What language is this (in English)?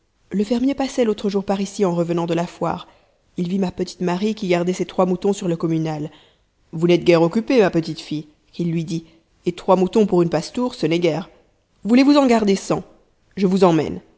French